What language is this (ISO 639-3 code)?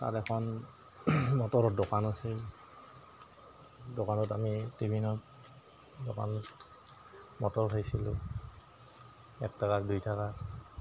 asm